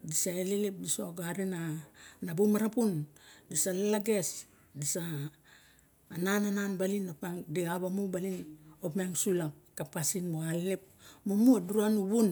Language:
Barok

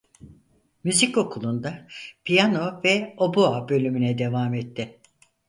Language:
Turkish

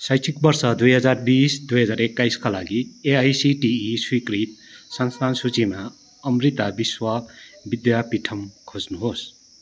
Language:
Nepali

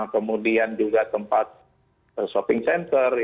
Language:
Indonesian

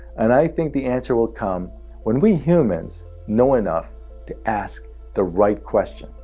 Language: English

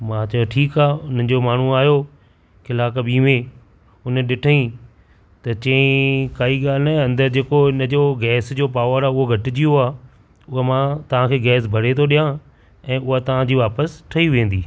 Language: Sindhi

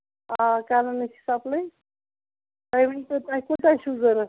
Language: Kashmiri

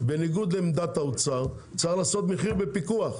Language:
Hebrew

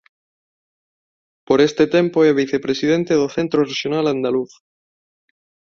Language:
Galician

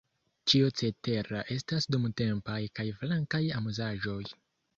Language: Esperanto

